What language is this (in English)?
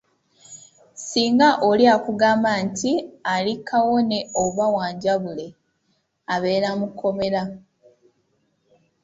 Ganda